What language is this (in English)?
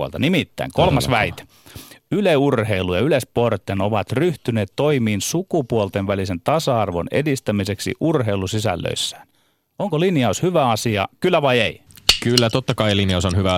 Finnish